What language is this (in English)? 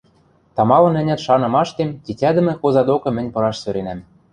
Western Mari